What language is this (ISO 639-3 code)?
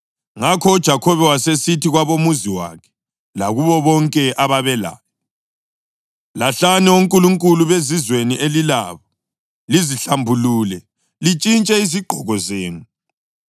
nde